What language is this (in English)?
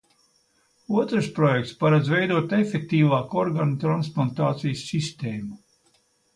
Latvian